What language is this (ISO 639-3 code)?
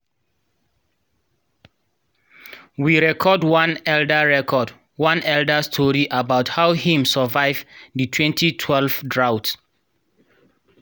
pcm